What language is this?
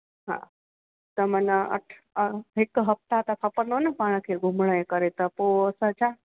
Sindhi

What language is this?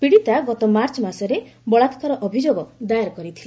Odia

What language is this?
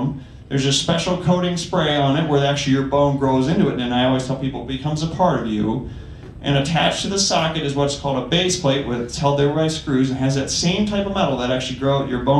English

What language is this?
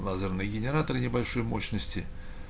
Russian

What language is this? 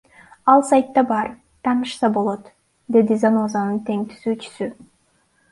Kyrgyz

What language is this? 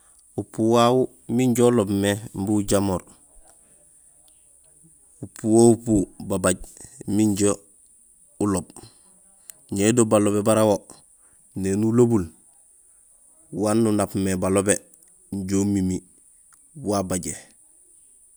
Gusilay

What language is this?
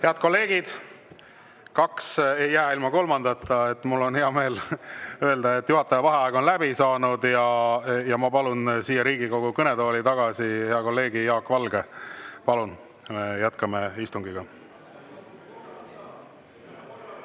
Estonian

